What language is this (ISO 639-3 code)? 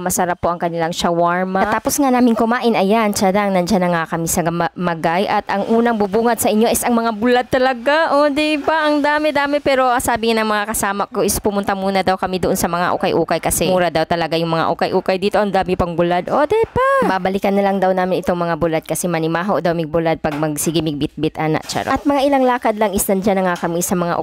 fil